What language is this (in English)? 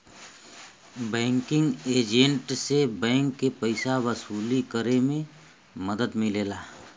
Bhojpuri